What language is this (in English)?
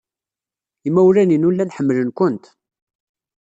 Kabyle